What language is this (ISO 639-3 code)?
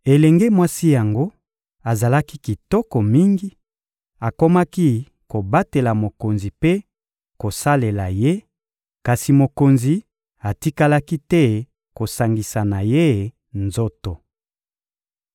lin